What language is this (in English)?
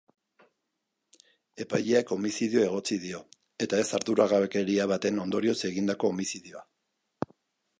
Basque